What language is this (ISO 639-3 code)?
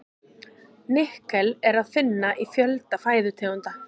isl